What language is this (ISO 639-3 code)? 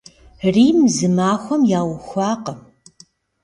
kbd